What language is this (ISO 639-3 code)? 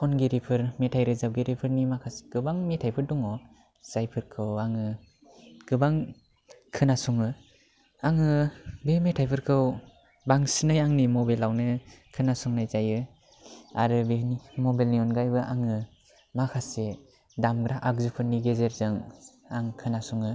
brx